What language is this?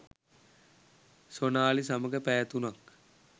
Sinhala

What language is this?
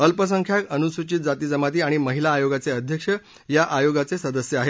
Marathi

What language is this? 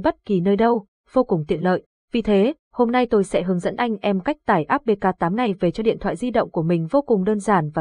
Vietnamese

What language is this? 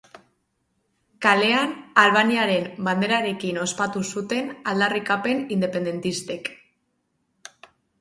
Basque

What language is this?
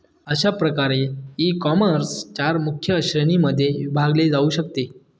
Marathi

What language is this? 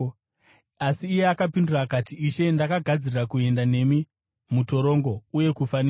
Shona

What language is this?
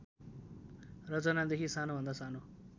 Nepali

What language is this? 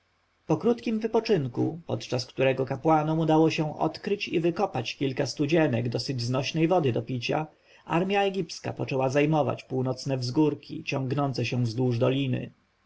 Polish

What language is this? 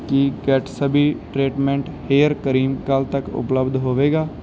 Punjabi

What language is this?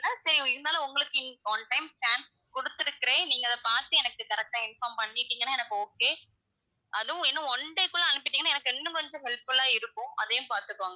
Tamil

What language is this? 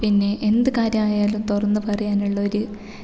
Malayalam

